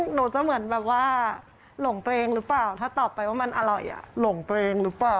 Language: Thai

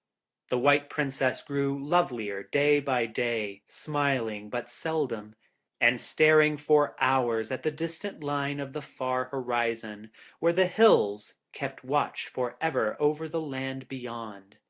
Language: English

